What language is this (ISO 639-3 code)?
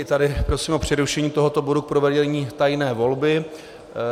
ces